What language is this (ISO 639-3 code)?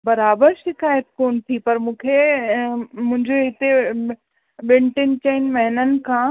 snd